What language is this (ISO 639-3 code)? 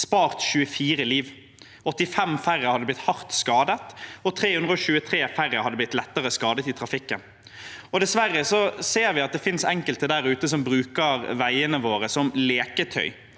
nor